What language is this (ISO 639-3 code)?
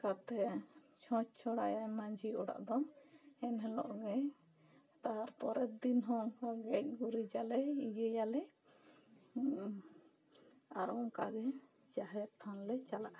sat